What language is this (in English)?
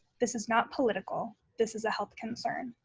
English